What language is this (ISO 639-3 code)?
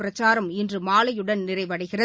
tam